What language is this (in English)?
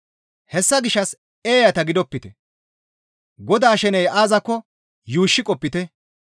Gamo